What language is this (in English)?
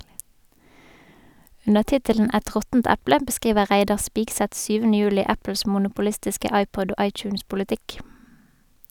Norwegian